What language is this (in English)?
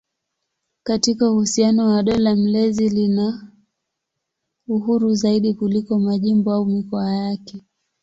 Swahili